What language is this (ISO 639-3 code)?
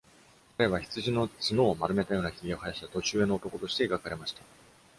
jpn